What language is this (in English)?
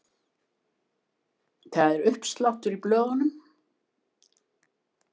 Icelandic